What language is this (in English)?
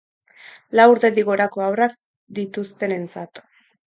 Basque